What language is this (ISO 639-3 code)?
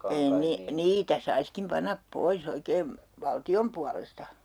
fin